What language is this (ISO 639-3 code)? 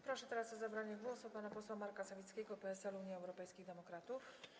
pol